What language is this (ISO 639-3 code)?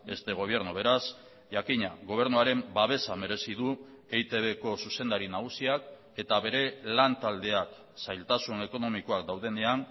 eus